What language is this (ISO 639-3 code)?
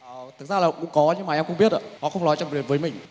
vie